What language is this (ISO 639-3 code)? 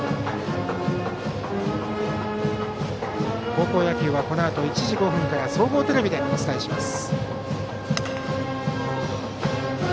jpn